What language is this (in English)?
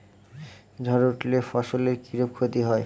Bangla